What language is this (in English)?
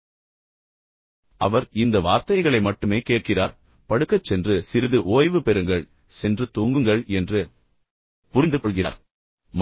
Tamil